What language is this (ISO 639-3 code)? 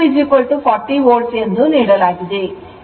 kan